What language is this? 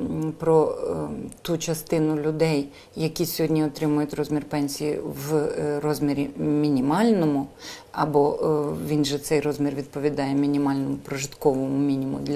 Ukrainian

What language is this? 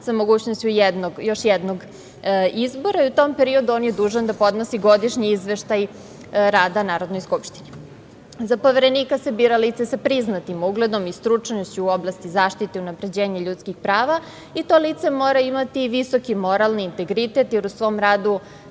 Serbian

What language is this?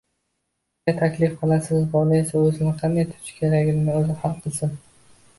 Uzbek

